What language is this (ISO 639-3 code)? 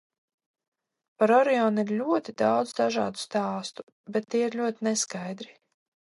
lav